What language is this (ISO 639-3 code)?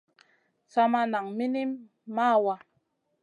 mcn